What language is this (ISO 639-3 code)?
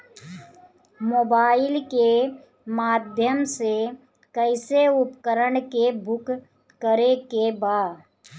bho